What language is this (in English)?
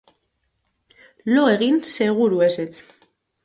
Basque